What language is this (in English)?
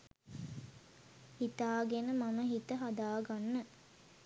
Sinhala